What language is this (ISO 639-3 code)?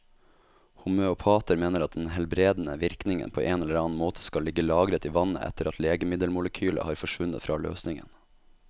nor